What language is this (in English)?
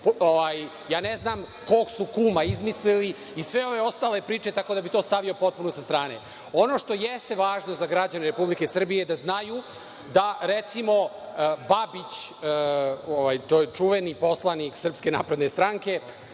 Serbian